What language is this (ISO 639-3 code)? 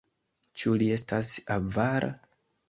epo